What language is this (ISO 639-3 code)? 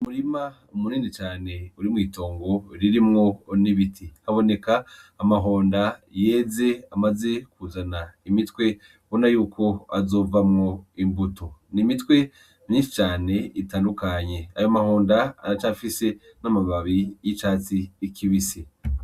run